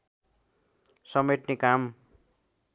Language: Nepali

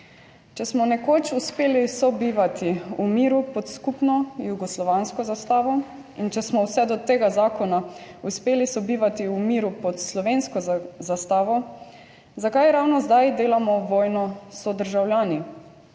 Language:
Slovenian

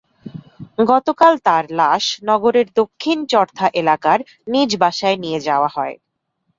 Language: Bangla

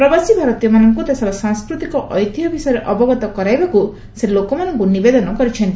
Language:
Odia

